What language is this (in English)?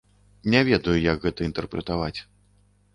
Belarusian